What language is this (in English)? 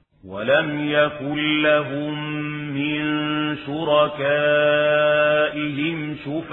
Arabic